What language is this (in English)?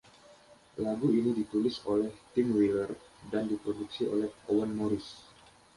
Indonesian